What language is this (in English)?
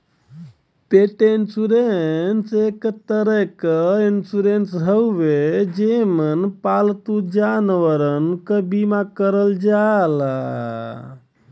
Bhojpuri